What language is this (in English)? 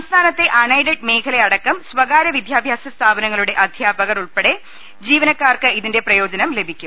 Malayalam